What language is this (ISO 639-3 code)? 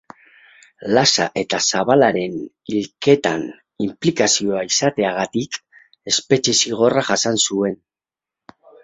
eus